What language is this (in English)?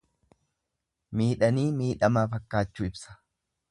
Oromo